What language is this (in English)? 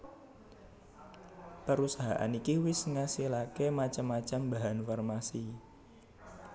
Javanese